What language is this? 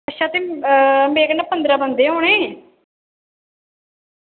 Dogri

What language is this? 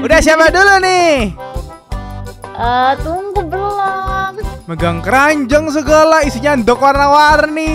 Indonesian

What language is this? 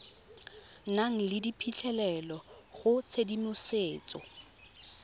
Tswana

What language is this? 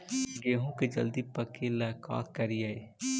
Magahi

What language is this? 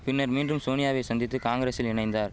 Tamil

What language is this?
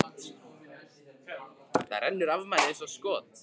Icelandic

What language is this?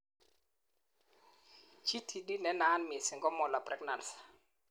Kalenjin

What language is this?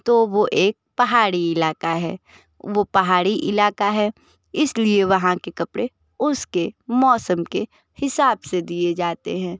Hindi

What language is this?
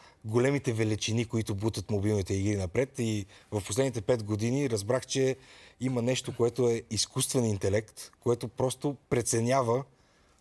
Bulgarian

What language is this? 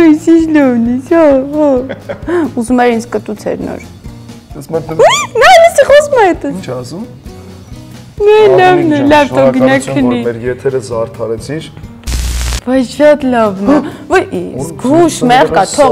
Russian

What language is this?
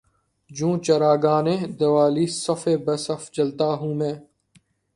Urdu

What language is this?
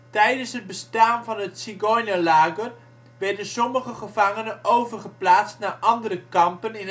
Dutch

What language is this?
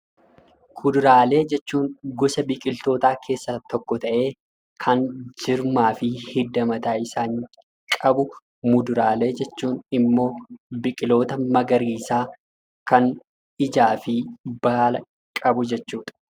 Oromo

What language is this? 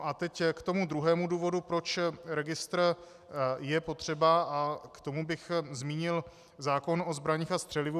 Czech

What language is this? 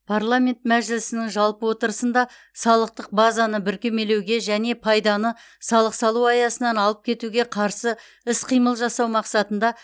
Kazakh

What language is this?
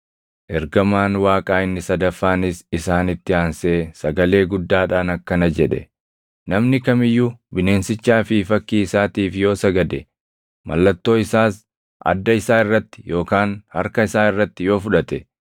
Oromo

